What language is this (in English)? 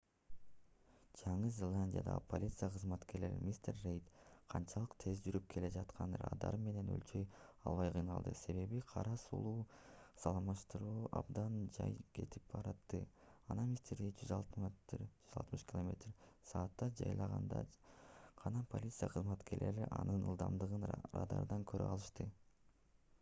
Kyrgyz